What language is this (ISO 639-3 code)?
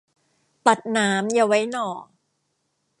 tha